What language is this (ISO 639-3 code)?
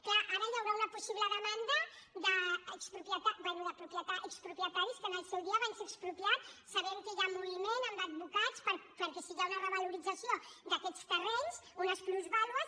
cat